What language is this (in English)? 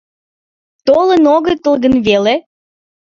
Mari